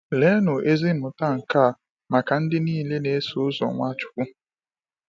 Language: Igbo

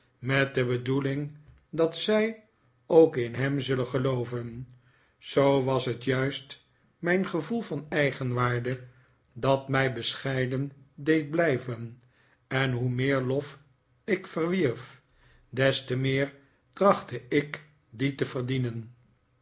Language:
Dutch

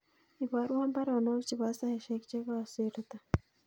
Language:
Kalenjin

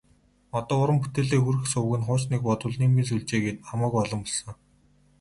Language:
Mongolian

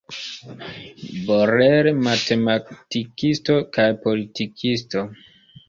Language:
Esperanto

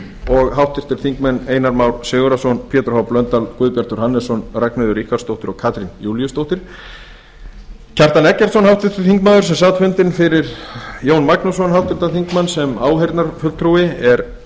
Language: Icelandic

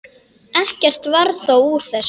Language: Icelandic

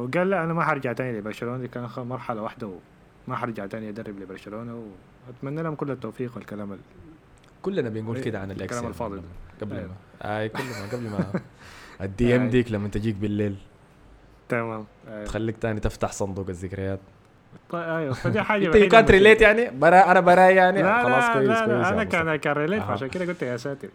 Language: Arabic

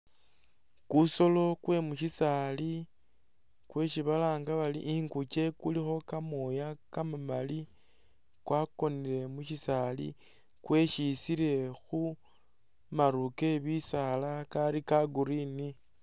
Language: Masaaba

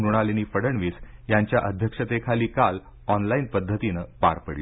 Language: Marathi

